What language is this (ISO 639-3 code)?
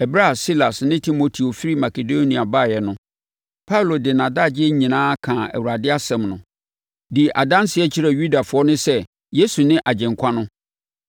aka